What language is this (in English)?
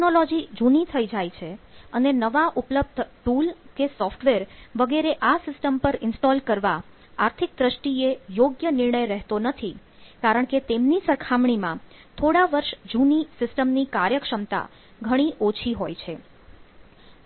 Gujarati